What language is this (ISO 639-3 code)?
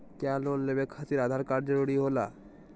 mag